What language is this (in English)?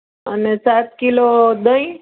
Gujarati